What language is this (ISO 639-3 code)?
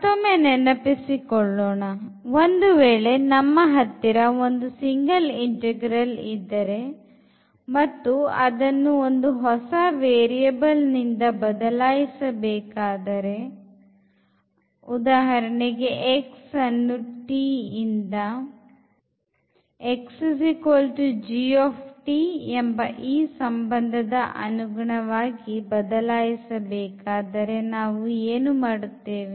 kan